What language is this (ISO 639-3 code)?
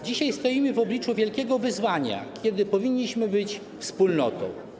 pol